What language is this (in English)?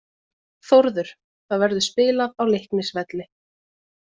Icelandic